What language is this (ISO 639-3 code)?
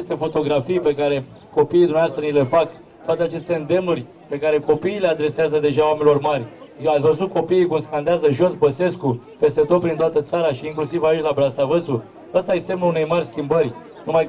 ron